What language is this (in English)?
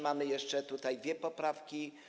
Polish